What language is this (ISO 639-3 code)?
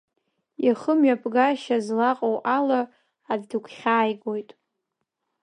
abk